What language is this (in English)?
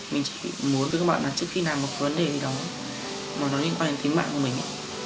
Vietnamese